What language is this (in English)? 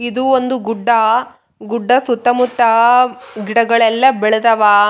Kannada